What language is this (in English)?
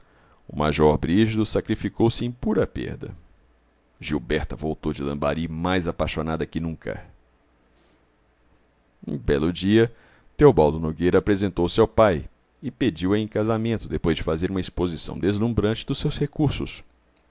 Portuguese